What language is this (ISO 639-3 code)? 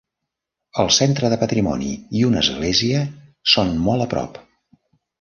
cat